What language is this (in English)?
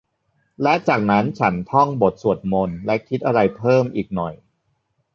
Thai